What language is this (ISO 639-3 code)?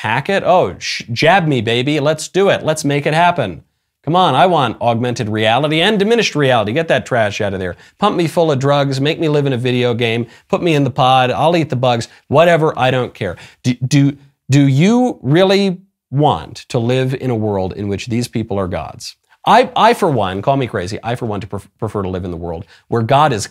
eng